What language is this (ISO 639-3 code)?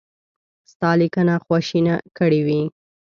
pus